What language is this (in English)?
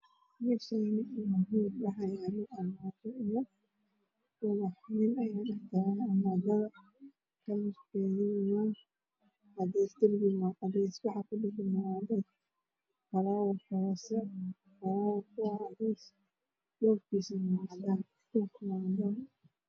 Somali